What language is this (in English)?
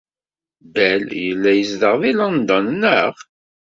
Kabyle